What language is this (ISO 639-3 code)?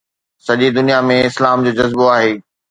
snd